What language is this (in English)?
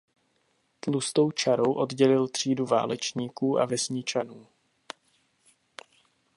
Czech